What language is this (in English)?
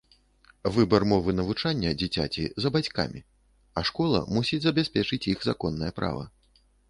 Belarusian